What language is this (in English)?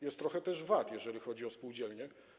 Polish